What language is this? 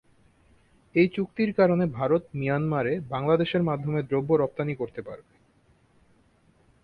Bangla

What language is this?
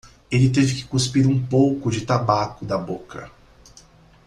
Portuguese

